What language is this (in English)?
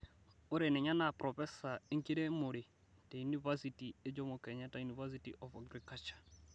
Masai